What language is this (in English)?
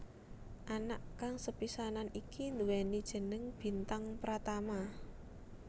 Javanese